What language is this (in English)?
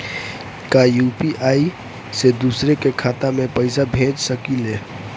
Bhojpuri